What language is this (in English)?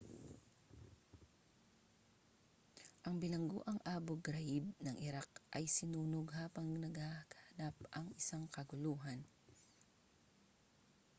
Filipino